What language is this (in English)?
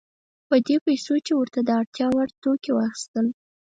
Pashto